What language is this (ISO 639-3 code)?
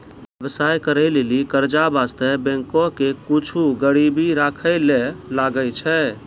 mai